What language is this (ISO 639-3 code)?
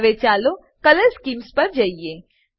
guj